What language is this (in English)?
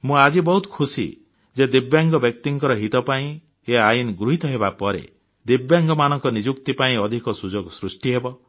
Odia